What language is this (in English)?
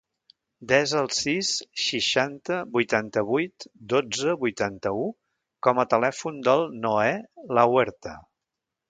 Catalan